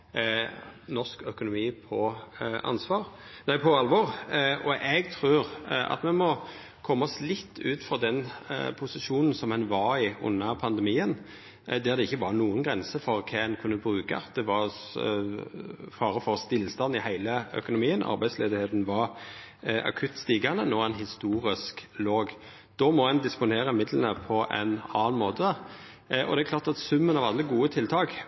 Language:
Norwegian Nynorsk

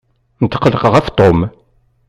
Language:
Kabyle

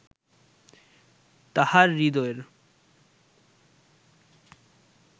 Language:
Bangla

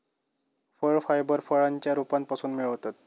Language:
Marathi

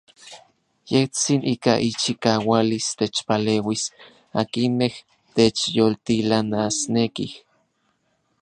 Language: Orizaba Nahuatl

